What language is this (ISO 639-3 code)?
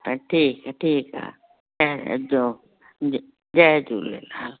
snd